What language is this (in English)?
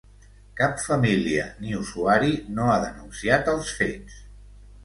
Catalan